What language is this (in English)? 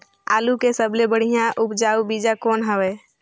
Chhattisgarhi